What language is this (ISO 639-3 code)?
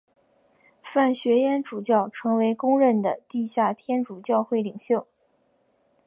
zho